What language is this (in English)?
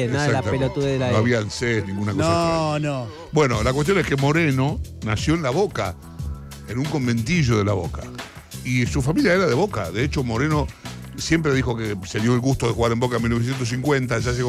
Spanish